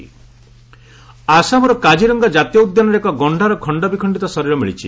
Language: Odia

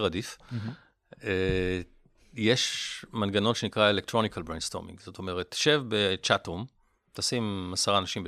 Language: Hebrew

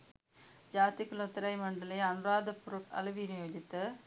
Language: Sinhala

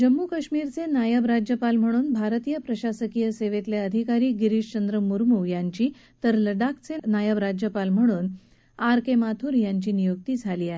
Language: Marathi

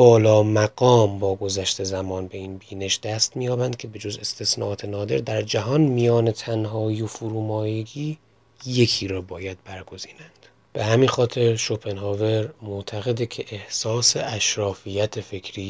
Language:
Persian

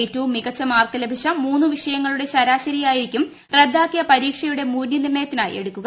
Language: Malayalam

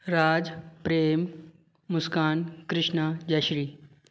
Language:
Sindhi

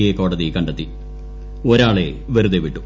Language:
Malayalam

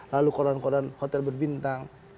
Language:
Indonesian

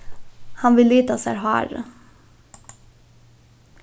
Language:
Faroese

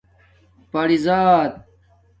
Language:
Domaaki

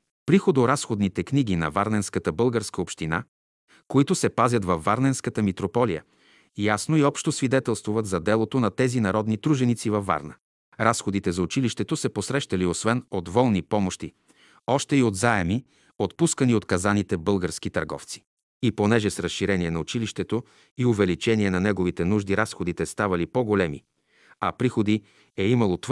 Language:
Bulgarian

